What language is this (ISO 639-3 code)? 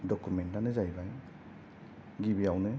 brx